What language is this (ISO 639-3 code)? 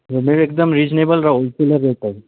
nep